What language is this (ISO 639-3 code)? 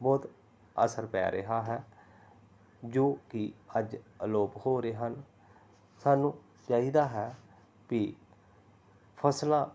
pan